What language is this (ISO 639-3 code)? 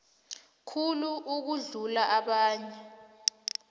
nbl